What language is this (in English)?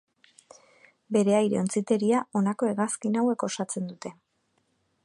Basque